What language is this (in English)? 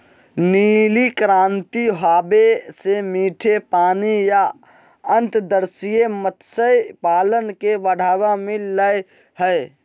Magahi